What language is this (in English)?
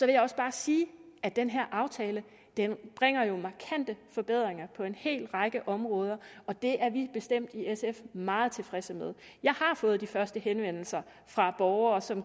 Danish